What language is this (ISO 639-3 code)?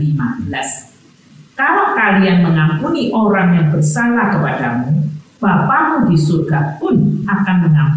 ind